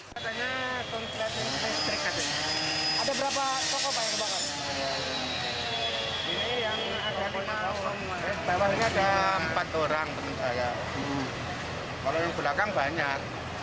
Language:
Indonesian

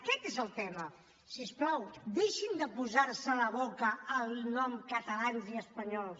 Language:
Catalan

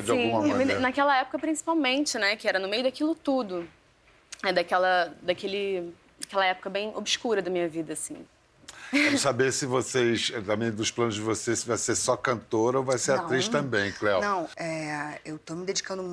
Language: Portuguese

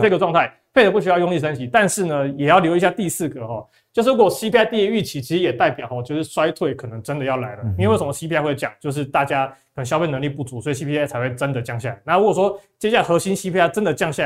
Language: Chinese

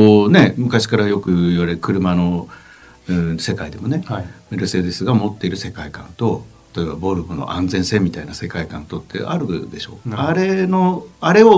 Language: Japanese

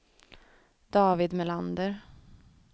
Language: Swedish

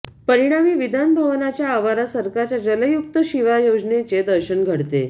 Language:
Marathi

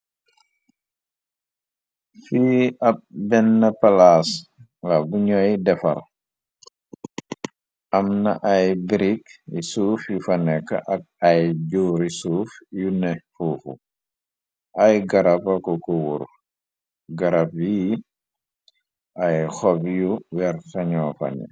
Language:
Wolof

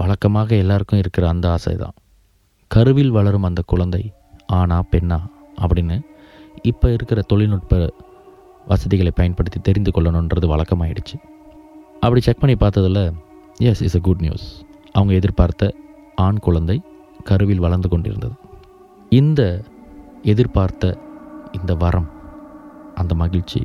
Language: Tamil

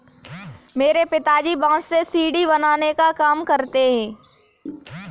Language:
Hindi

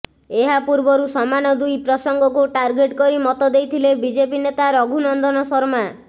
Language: Odia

